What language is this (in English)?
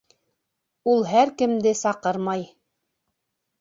Bashkir